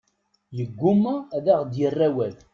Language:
Kabyle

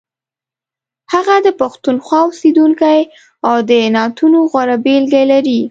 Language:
Pashto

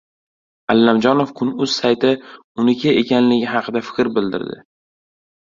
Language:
Uzbek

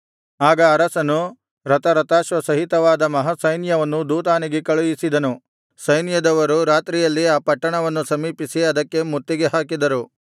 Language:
Kannada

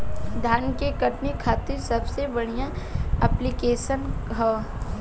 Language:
Bhojpuri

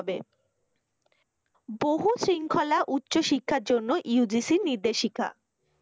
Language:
Bangla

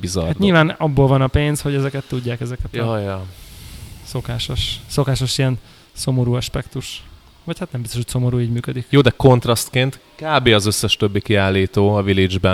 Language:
Hungarian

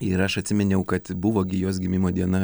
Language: Lithuanian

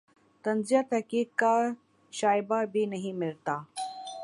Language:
Urdu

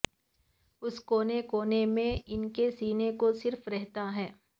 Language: Urdu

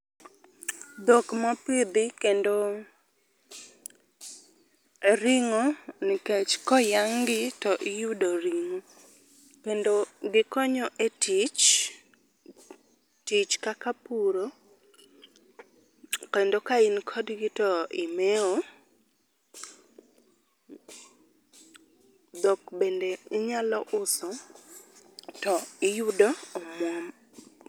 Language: Luo (Kenya and Tanzania)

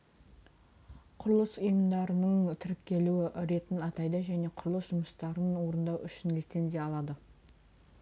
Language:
Kazakh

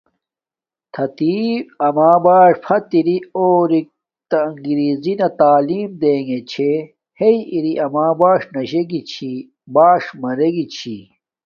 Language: Domaaki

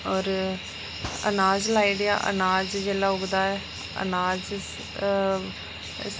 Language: Dogri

